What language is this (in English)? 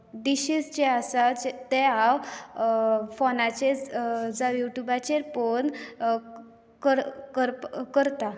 Konkani